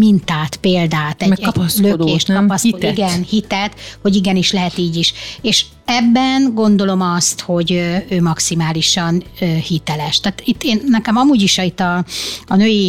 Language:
Hungarian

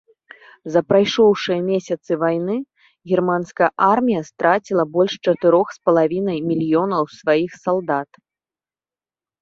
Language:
Belarusian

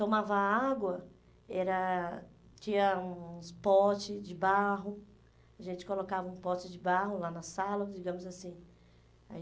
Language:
Portuguese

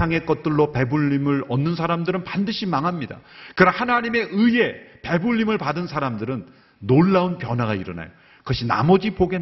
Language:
Korean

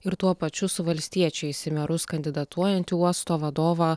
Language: Lithuanian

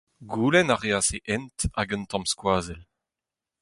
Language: Breton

